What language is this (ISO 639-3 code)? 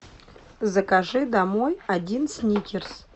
rus